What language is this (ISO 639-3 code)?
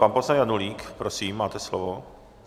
ces